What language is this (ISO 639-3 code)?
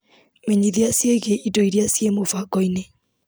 kik